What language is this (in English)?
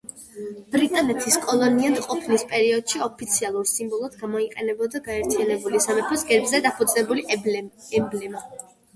Georgian